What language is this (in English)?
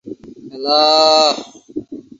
Bangla